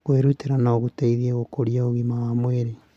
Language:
Kikuyu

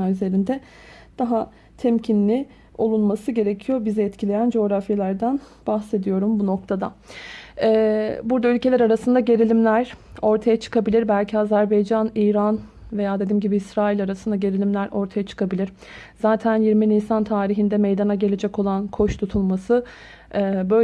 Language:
Turkish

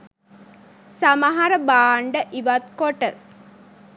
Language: Sinhala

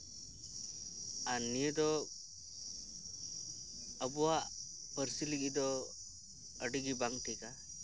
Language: Santali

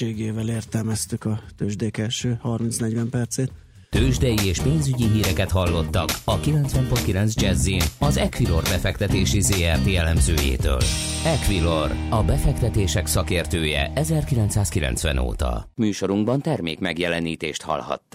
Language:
Hungarian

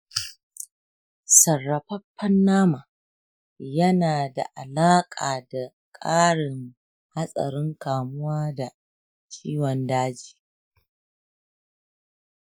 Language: Hausa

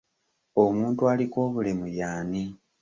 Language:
Ganda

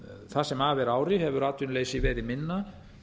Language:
Icelandic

